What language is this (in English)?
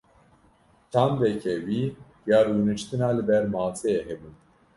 Kurdish